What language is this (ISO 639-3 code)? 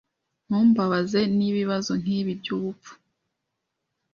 kin